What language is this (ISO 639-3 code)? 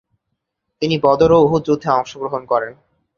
ben